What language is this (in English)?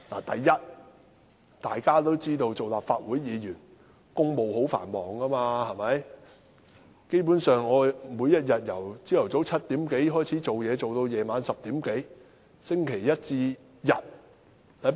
Cantonese